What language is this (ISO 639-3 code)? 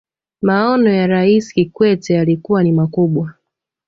swa